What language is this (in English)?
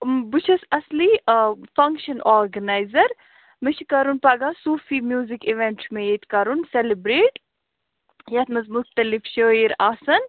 Kashmiri